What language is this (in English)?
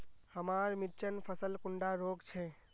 Magahi